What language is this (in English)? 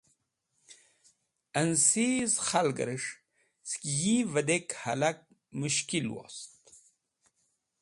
Wakhi